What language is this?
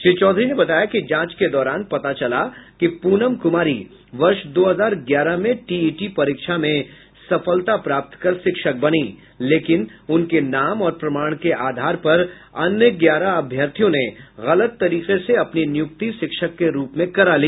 Hindi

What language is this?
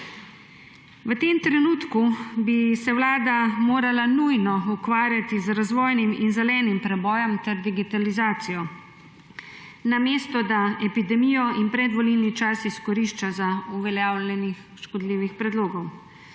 Slovenian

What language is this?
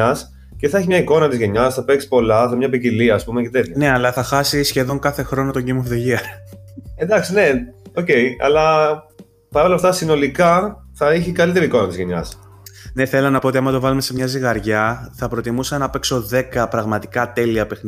Greek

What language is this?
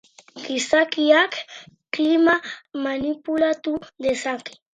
Basque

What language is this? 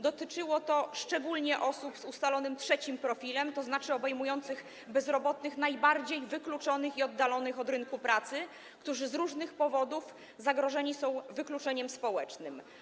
Polish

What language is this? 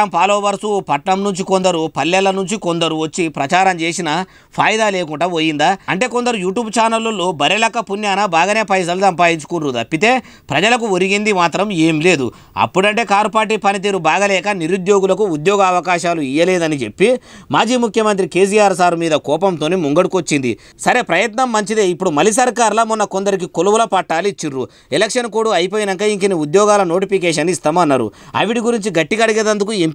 Telugu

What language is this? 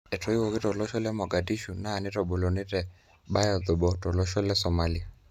Masai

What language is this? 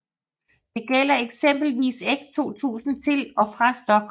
Danish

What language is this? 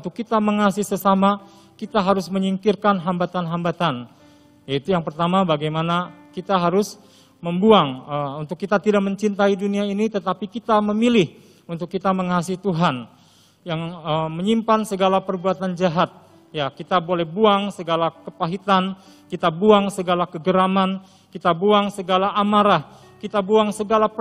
Indonesian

